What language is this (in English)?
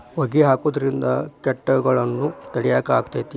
Kannada